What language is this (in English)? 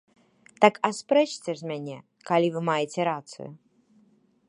Belarusian